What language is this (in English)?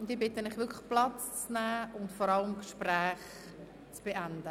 Swiss German